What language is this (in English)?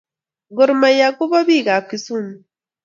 Kalenjin